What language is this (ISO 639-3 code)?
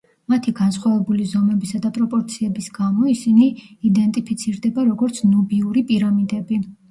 kat